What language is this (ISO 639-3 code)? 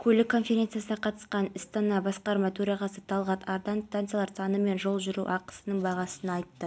kaz